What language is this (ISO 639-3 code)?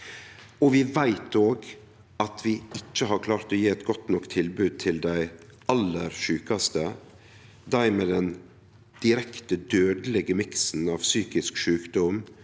nor